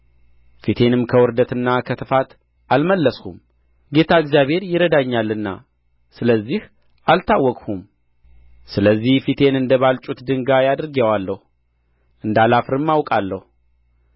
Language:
Amharic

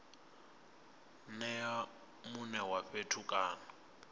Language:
Venda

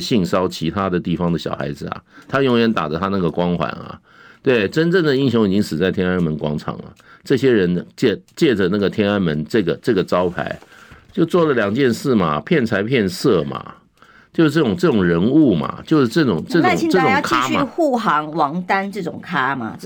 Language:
Chinese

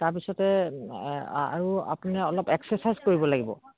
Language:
Assamese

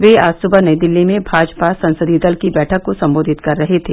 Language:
Hindi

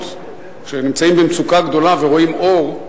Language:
Hebrew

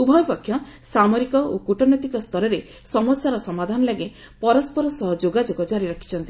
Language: Odia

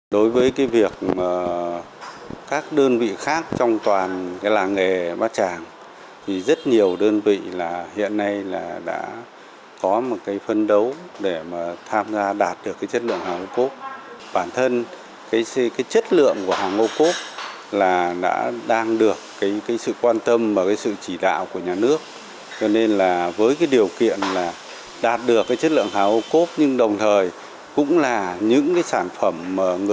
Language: Vietnamese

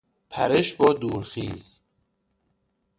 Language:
Persian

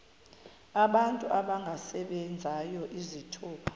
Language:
Xhosa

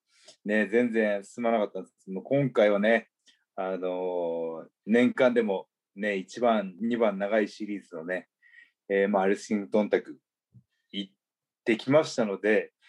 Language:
Japanese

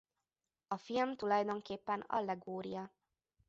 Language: Hungarian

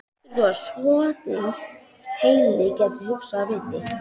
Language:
Icelandic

